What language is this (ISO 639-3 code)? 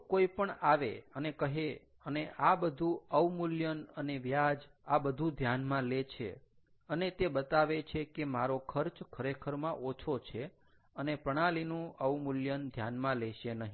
guj